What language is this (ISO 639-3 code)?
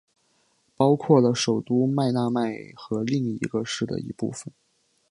zho